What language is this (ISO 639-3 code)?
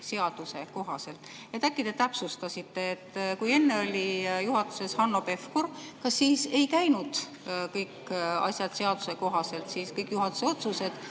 est